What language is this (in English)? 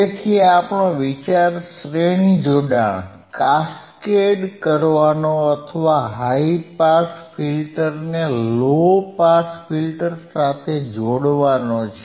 Gujarati